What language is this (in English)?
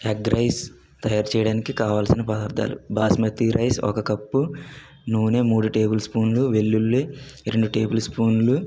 Telugu